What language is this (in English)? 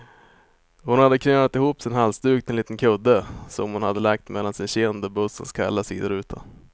Swedish